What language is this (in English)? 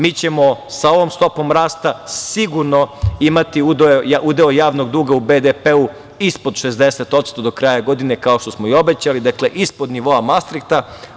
Serbian